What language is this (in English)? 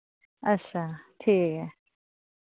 Dogri